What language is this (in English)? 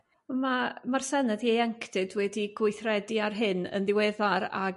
Welsh